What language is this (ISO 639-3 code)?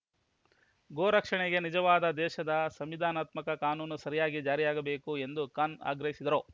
kan